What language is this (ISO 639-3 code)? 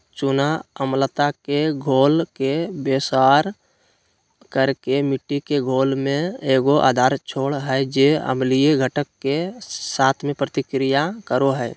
mag